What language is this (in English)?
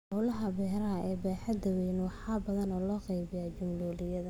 Somali